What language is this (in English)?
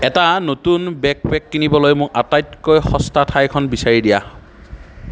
Assamese